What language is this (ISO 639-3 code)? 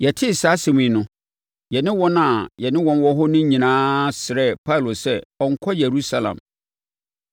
aka